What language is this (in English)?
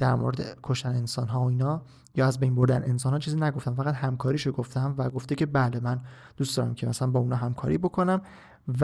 Persian